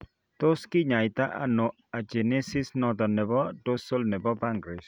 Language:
Kalenjin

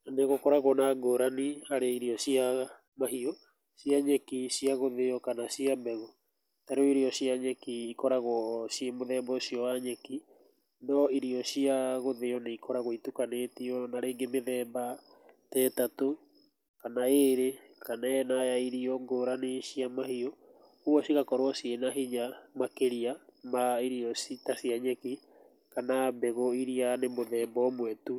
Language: Kikuyu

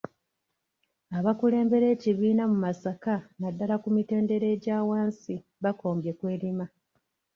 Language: Ganda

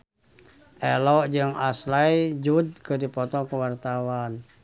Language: Sundanese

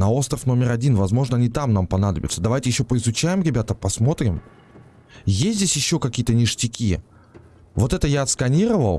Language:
Russian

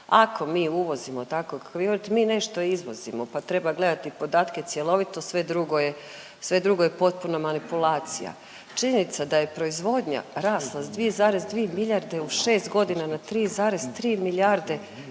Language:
Croatian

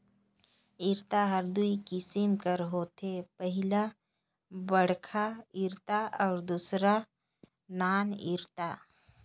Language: Chhattisgarhi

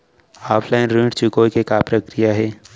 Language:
Chhattisgarhi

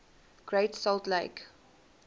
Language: English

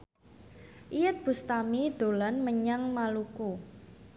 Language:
Javanese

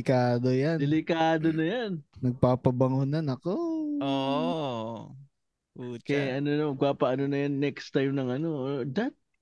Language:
Filipino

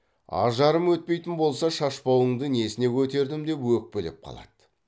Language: Kazakh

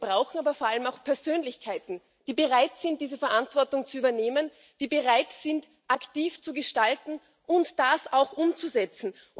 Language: German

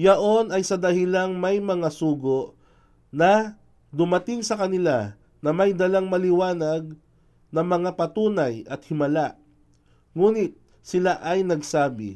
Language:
Filipino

